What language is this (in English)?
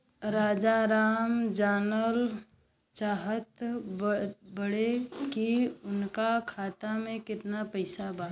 Bhojpuri